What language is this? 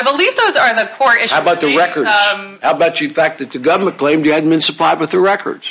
English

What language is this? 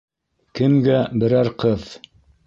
Bashkir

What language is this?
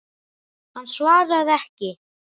Icelandic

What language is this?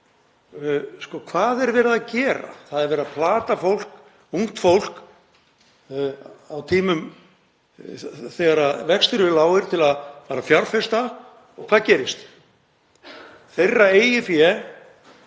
Icelandic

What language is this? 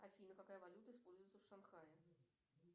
Russian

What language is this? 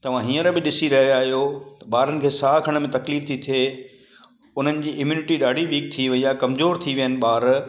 Sindhi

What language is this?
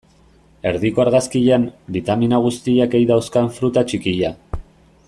Basque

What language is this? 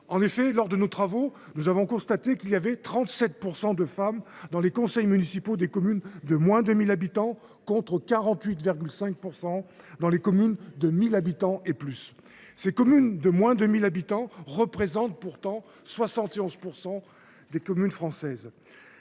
French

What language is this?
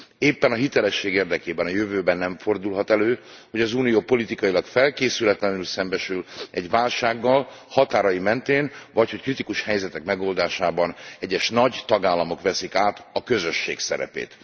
Hungarian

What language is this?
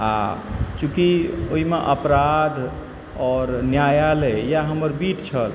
Maithili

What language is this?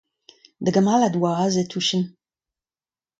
Breton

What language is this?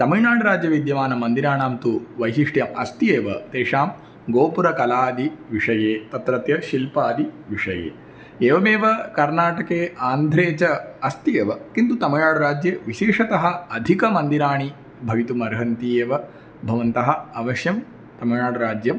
Sanskrit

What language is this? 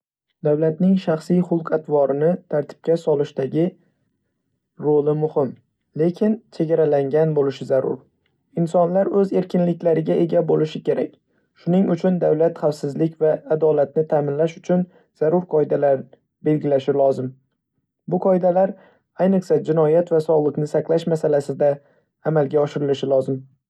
Uzbek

